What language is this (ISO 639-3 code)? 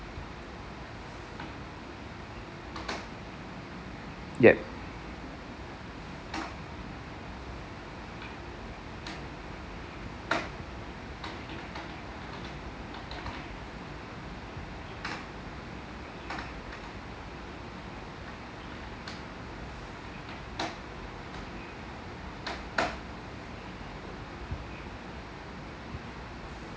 eng